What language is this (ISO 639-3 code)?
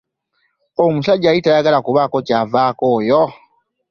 lug